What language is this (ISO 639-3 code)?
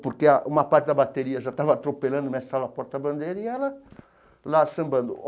por